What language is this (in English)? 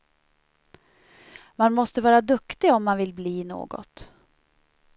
Swedish